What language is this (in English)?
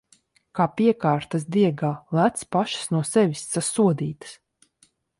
Latvian